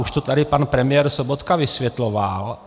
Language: Czech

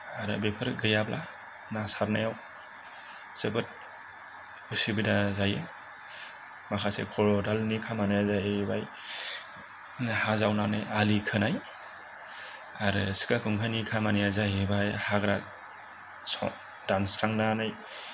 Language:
Bodo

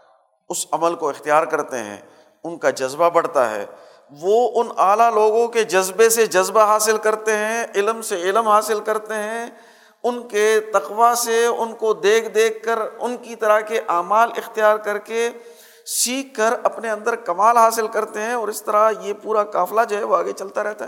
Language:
Urdu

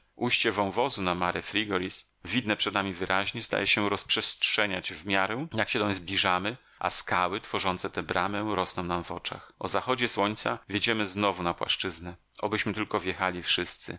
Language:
Polish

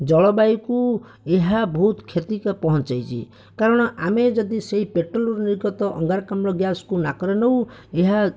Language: Odia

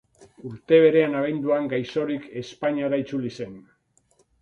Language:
Basque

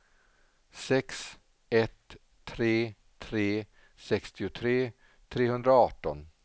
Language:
Swedish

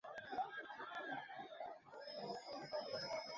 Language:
Chinese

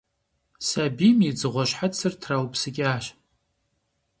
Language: Kabardian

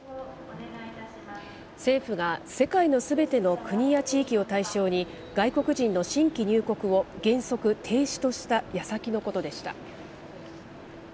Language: Japanese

